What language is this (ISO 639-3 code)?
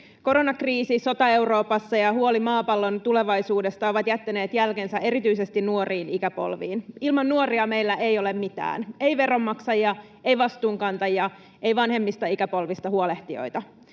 fin